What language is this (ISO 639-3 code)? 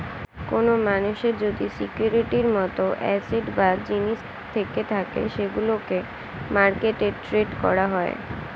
ben